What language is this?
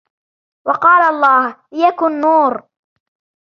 Arabic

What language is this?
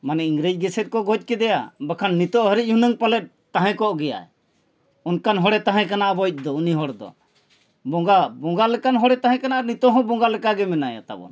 Santali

